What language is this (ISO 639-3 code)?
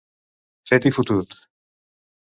cat